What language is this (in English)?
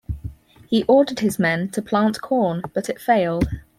English